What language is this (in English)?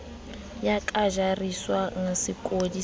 Southern Sotho